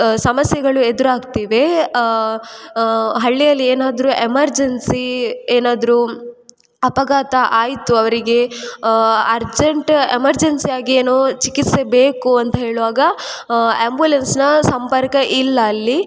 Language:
Kannada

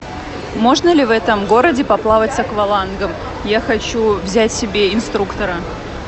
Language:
Russian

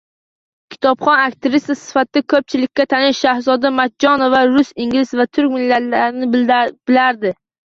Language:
Uzbek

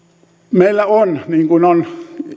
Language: Finnish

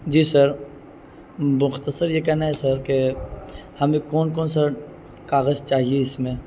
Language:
Urdu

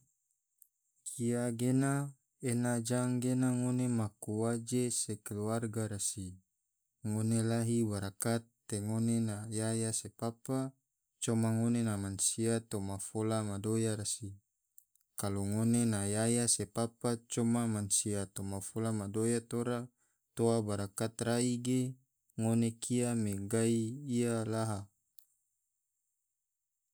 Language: Tidore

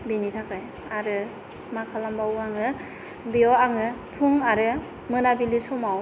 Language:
Bodo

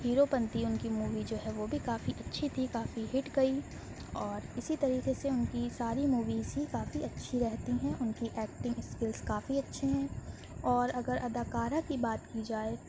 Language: Urdu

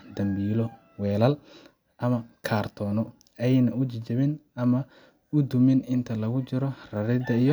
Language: Somali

